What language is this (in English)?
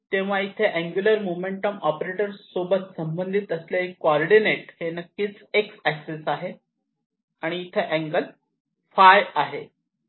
Marathi